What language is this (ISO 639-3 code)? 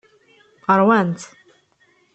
kab